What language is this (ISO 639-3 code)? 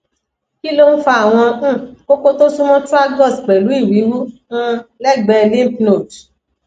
yor